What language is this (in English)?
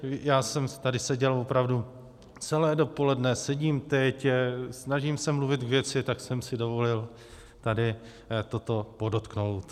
Czech